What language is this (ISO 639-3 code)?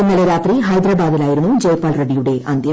mal